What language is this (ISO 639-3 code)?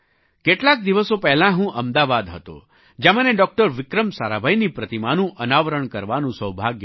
guj